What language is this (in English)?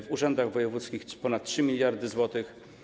Polish